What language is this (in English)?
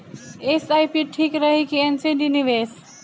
Bhojpuri